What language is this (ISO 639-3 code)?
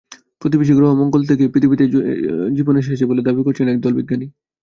ben